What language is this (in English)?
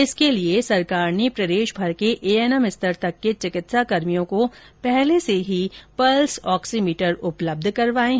Hindi